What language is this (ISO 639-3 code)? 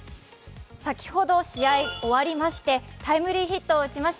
jpn